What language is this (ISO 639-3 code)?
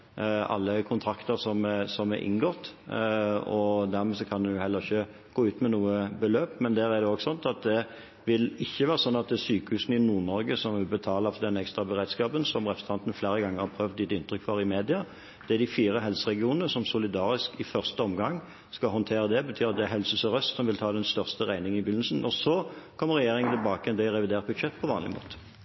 nob